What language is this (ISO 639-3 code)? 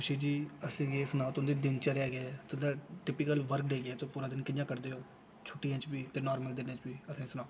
doi